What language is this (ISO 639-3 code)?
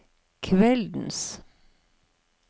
nor